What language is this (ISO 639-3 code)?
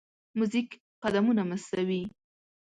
pus